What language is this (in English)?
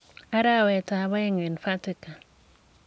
Kalenjin